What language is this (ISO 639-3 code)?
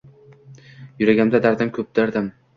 uzb